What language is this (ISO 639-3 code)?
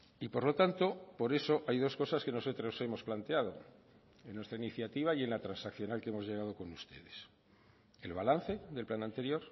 spa